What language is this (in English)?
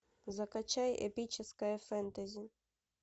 Russian